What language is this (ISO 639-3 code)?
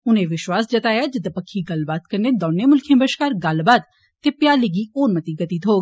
doi